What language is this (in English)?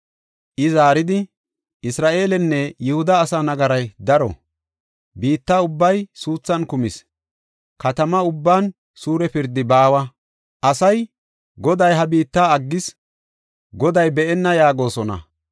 Gofa